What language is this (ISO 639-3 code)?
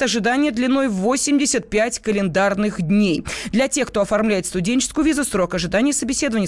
rus